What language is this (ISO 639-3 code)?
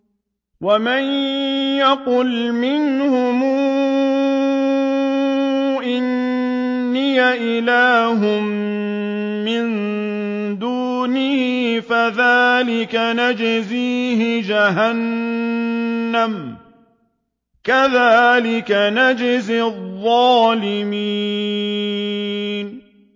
ara